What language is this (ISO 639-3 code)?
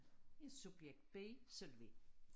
dan